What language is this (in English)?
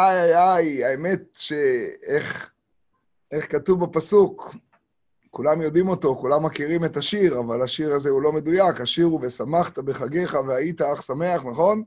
Hebrew